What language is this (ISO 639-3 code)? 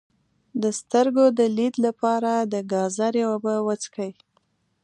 pus